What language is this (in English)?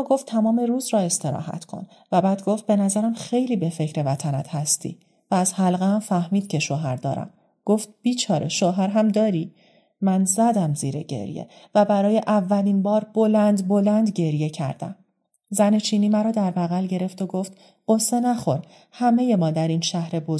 Persian